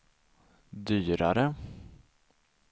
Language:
Swedish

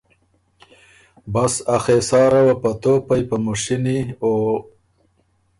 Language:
Ormuri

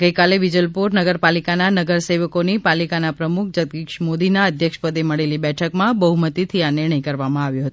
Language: Gujarati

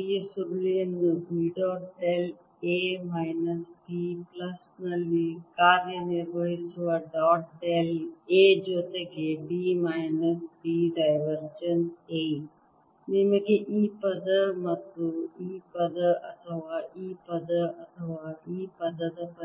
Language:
Kannada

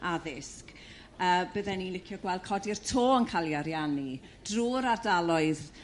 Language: Welsh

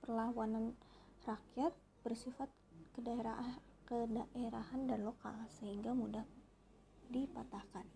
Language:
Indonesian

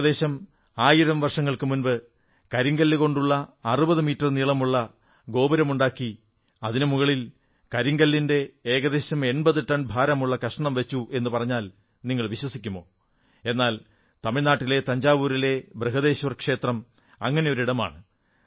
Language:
Malayalam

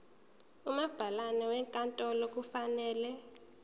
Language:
Zulu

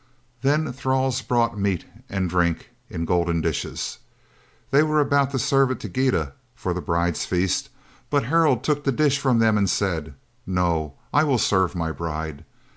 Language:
English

